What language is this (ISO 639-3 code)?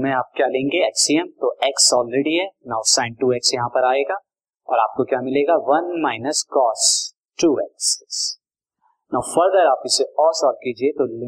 hin